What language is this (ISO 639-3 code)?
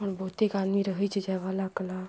mai